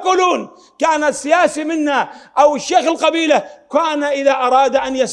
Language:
Arabic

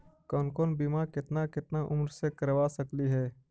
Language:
Magahi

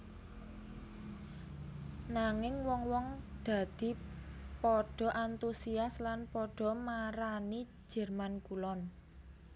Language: Javanese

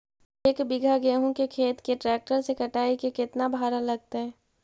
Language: Magahi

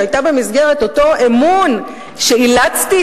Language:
Hebrew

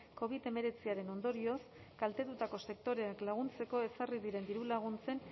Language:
Basque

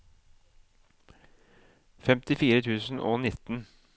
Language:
Norwegian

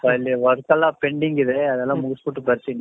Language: Kannada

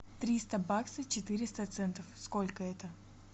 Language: Russian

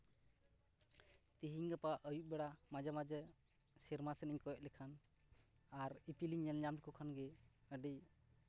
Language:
Santali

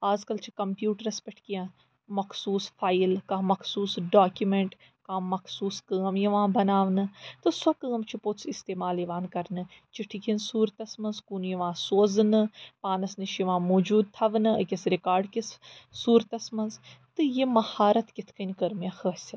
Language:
Kashmiri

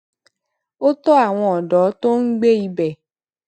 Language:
Yoruba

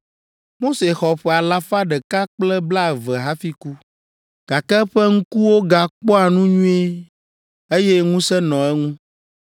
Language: Ewe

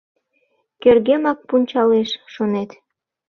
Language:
Mari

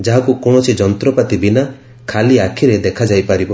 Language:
Odia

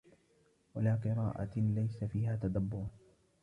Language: Arabic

